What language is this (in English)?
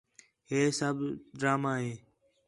Khetrani